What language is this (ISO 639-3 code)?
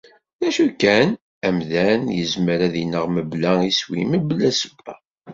kab